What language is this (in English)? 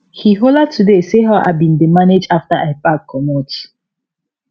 Nigerian Pidgin